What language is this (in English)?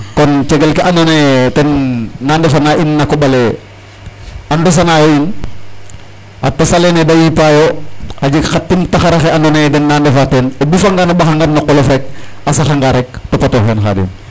Serer